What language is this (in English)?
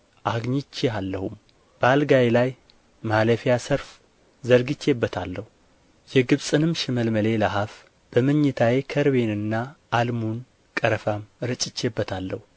Amharic